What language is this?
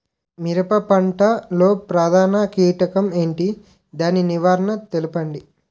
Telugu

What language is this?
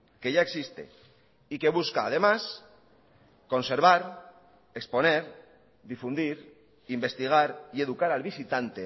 Spanish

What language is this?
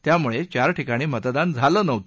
Marathi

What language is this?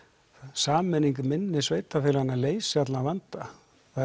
Icelandic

